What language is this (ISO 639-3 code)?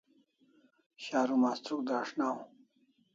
kls